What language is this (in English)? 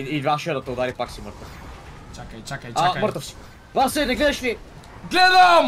Bulgarian